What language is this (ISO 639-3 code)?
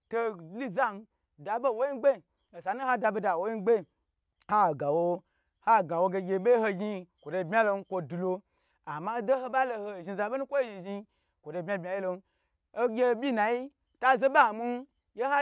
gbr